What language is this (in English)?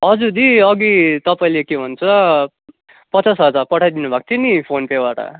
Nepali